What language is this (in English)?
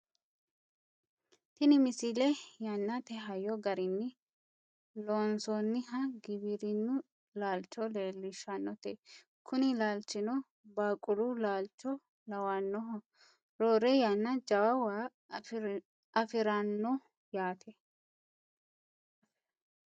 Sidamo